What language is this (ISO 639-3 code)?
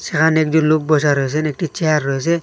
ben